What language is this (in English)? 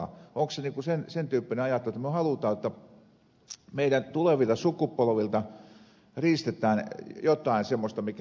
Finnish